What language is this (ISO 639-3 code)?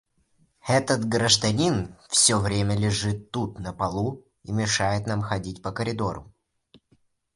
rus